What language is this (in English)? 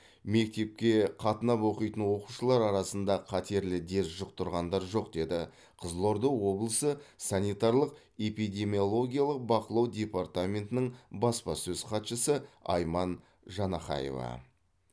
Kazakh